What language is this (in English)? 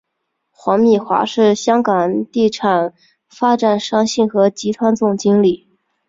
Chinese